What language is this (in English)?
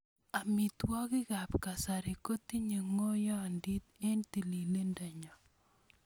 Kalenjin